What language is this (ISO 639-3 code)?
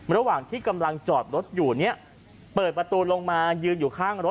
tha